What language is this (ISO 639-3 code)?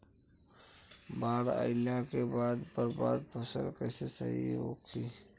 bho